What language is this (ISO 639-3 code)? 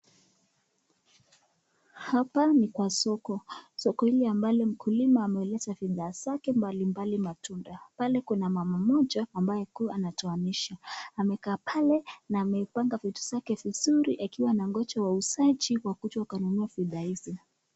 swa